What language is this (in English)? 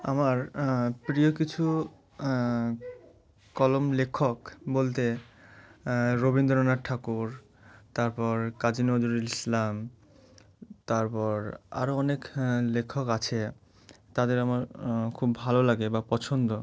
Bangla